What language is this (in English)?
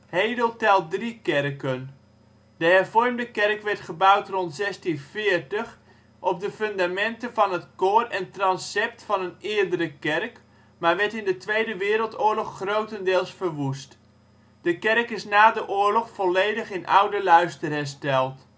Dutch